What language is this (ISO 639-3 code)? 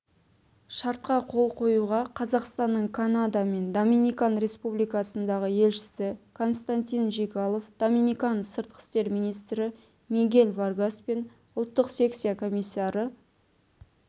kaz